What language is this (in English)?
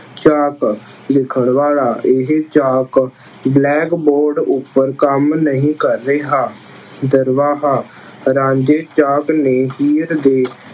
Punjabi